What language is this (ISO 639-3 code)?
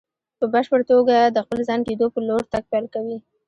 pus